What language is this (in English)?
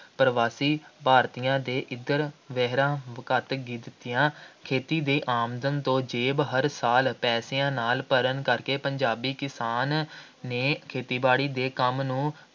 Punjabi